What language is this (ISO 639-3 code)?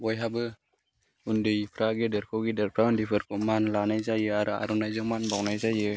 brx